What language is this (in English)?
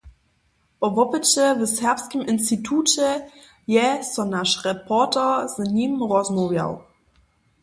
Upper Sorbian